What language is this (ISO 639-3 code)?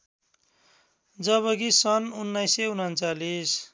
nep